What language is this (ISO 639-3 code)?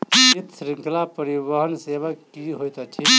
mai